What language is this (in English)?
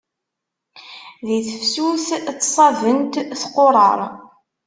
Kabyle